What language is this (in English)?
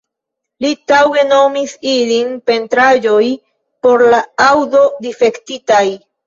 Esperanto